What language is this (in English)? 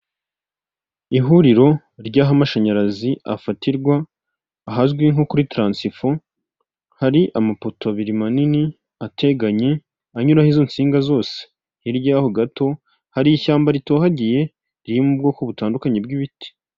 Kinyarwanda